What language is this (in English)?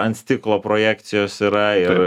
Lithuanian